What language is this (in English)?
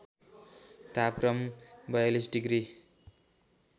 Nepali